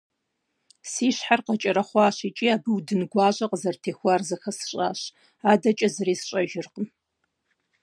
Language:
Kabardian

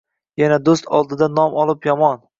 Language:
Uzbek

